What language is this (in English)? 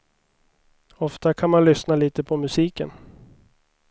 Swedish